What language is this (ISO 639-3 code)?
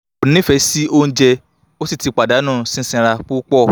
yor